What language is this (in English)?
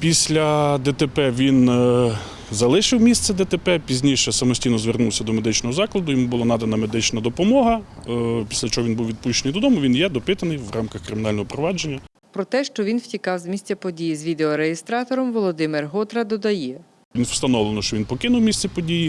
Ukrainian